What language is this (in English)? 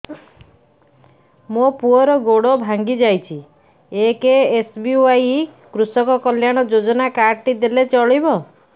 Odia